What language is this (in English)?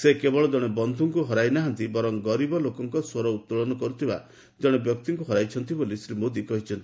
Odia